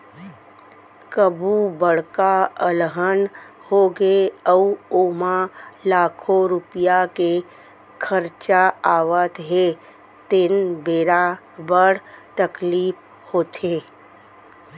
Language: Chhattisgarhi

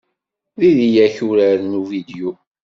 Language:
Kabyle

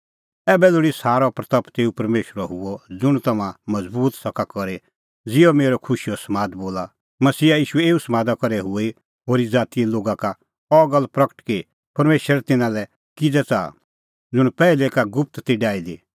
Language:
Kullu Pahari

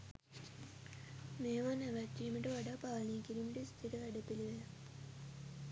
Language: Sinhala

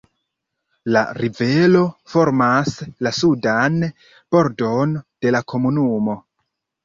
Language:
Esperanto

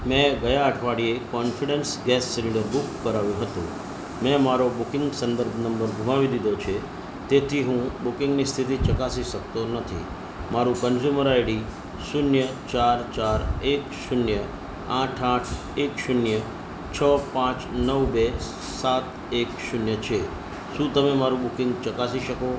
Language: Gujarati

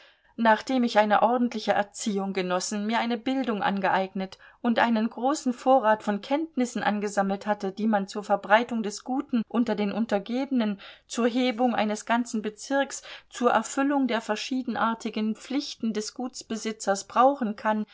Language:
German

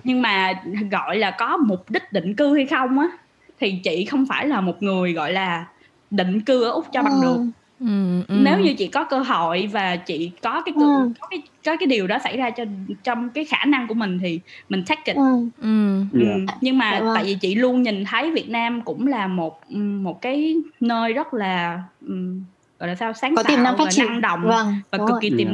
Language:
Vietnamese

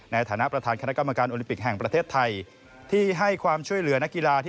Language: Thai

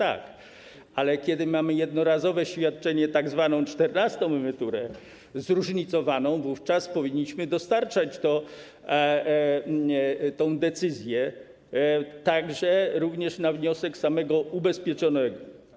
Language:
Polish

